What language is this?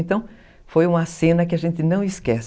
Portuguese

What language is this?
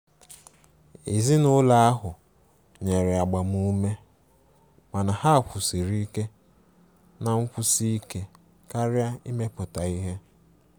Igbo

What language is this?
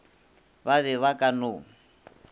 Northern Sotho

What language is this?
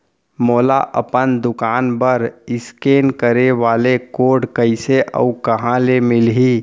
Chhattisgarhi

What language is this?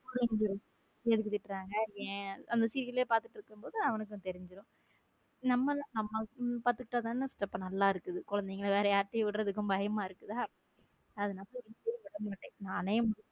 Tamil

